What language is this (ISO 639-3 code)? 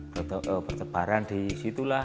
ind